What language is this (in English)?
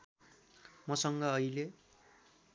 Nepali